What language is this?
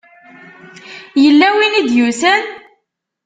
Kabyle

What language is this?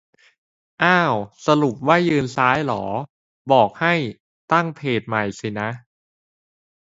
Thai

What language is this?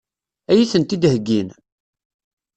Kabyle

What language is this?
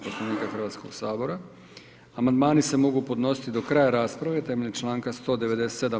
Croatian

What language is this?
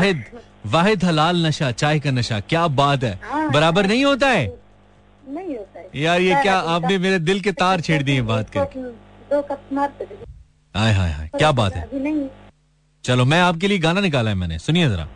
Hindi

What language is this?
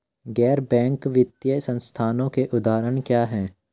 Hindi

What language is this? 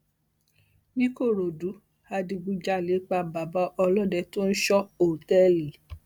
Yoruba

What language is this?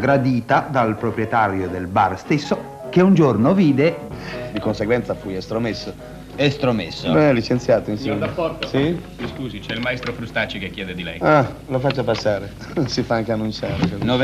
Italian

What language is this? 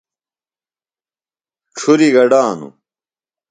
Phalura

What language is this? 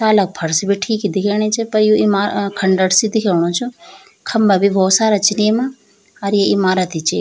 Garhwali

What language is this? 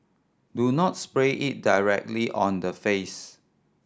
English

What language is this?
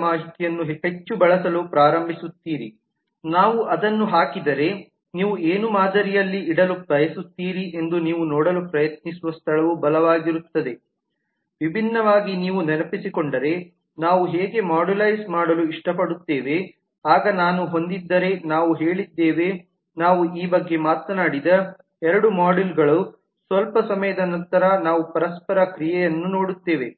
Kannada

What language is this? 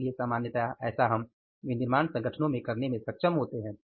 Hindi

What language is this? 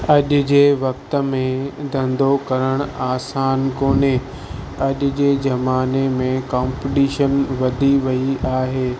Sindhi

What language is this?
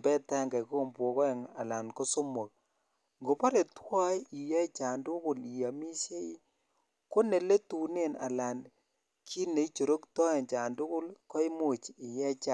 Kalenjin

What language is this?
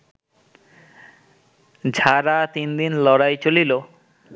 Bangla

